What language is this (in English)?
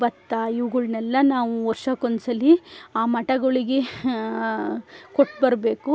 Kannada